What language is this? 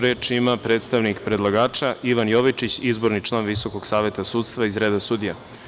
Serbian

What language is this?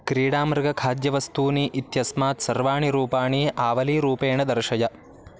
Sanskrit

